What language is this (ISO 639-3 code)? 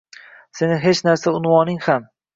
uzb